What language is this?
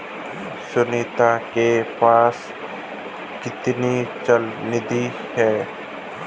Hindi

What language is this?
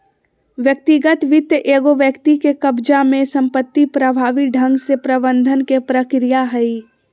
Magahi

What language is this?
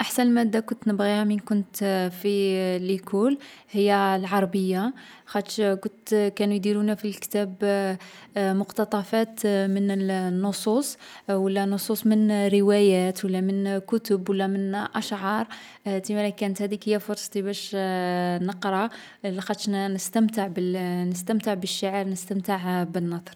Algerian Arabic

